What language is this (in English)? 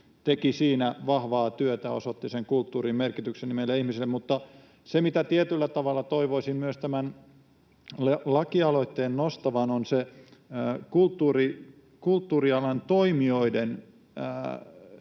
Finnish